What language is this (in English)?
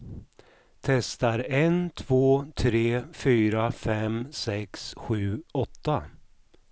Swedish